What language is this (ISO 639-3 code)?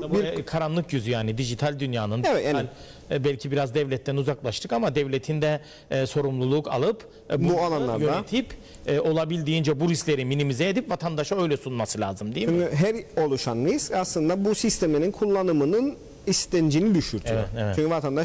tur